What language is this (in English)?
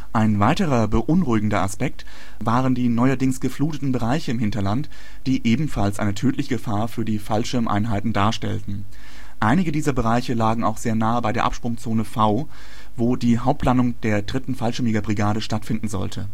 German